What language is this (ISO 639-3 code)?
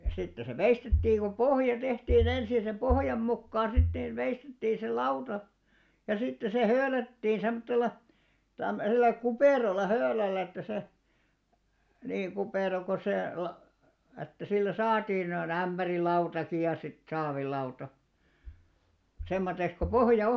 fin